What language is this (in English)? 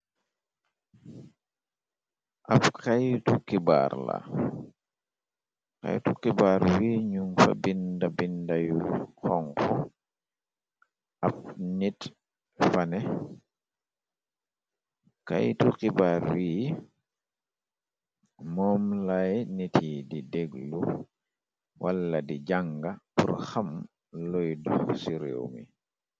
Wolof